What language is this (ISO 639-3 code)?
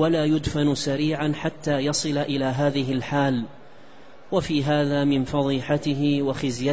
ara